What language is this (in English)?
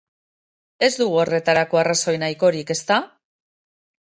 Basque